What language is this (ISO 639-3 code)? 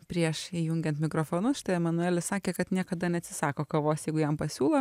lit